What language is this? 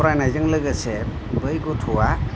Bodo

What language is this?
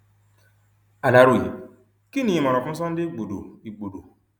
Yoruba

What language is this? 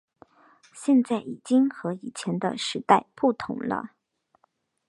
Chinese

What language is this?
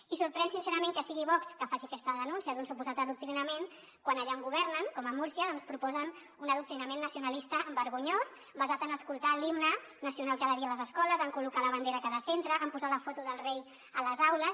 Catalan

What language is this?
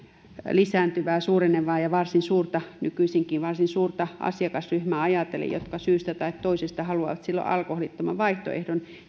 Finnish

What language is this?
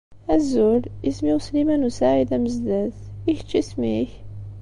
Kabyle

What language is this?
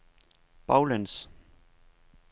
Danish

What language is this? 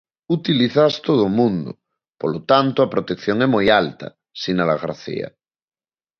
Galician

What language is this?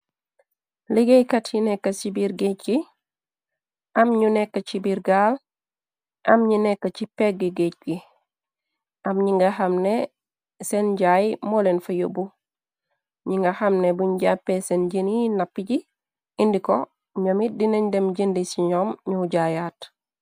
Wolof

